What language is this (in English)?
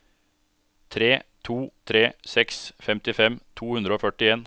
Norwegian